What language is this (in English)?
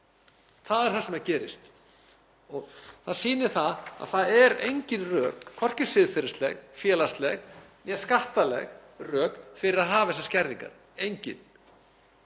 Icelandic